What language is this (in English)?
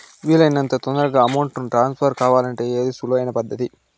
Telugu